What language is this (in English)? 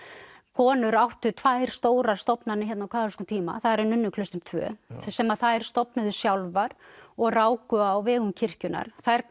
Icelandic